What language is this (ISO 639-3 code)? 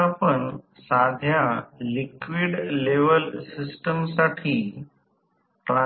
mar